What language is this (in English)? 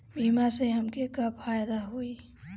Bhojpuri